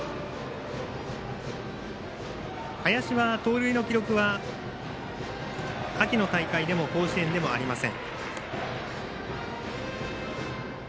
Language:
Japanese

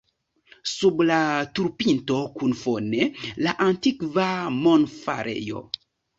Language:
Esperanto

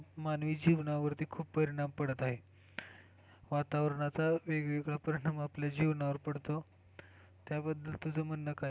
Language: Marathi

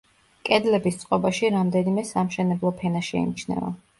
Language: Georgian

